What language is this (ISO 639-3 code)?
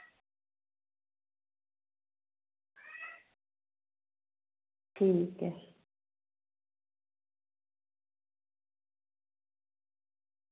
doi